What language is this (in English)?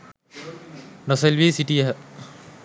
Sinhala